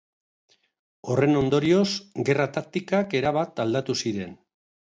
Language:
Basque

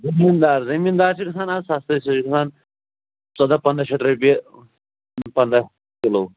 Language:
Kashmiri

